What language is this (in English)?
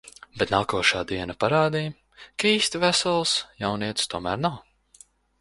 Latvian